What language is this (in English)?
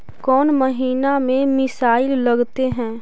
Magahi